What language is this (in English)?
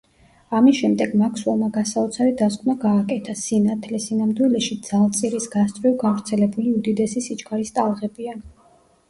Georgian